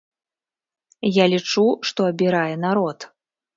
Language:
Belarusian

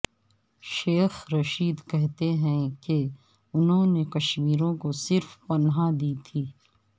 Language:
Urdu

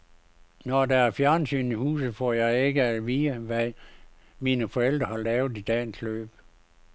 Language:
Danish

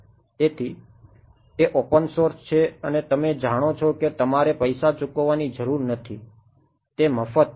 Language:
Gujarati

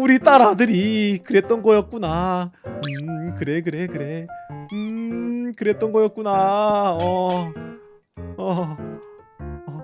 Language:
Korean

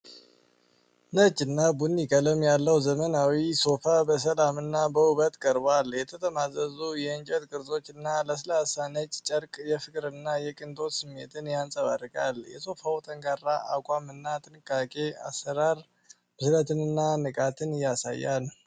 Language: Amharic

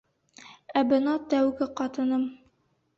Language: Bashkir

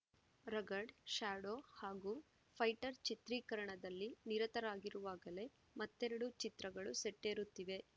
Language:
Kannada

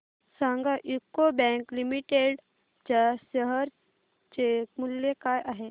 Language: Marathi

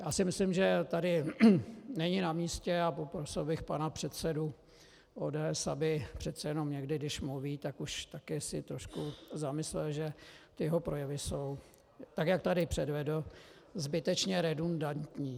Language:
Czech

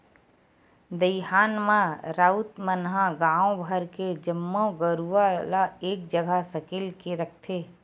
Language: Chhattisgarhi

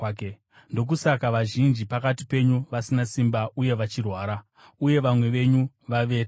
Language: Shona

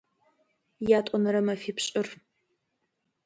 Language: Adyghe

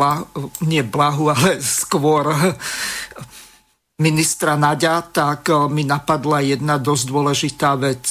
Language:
Slovak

